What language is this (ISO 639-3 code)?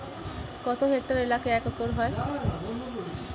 ben